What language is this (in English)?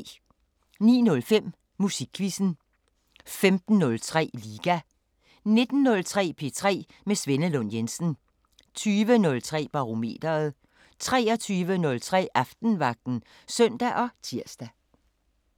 Danish